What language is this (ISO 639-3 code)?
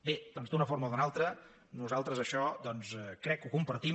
cat